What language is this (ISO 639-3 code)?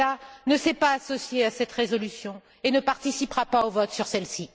fra